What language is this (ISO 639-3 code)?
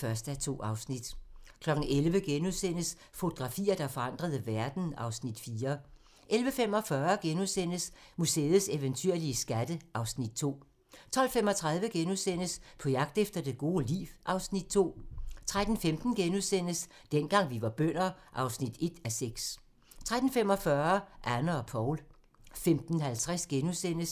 dan